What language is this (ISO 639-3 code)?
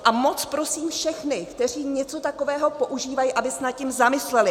ces